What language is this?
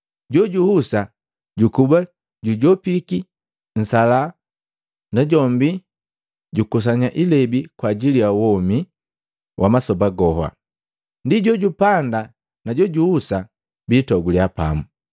Matengo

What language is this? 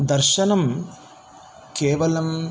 Sanskrit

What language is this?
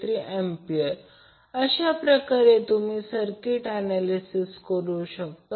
Marathi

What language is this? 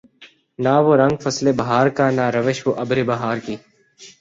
Urdu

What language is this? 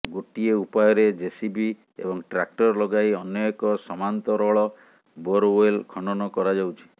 Odia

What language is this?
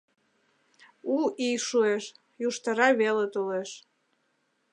Mari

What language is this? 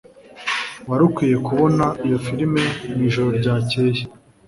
Kinyarwanda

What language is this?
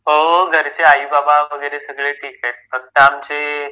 Marathi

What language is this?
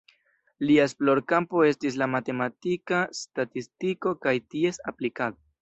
Esperanto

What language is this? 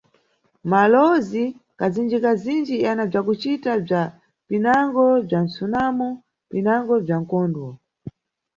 Nyungwe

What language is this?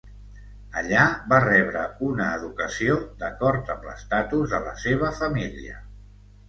Catalan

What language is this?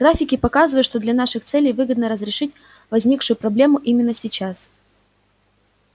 Russian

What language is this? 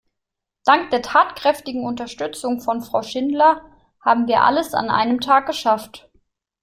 German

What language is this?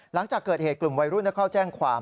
Thai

